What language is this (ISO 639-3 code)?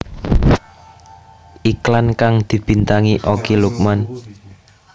jav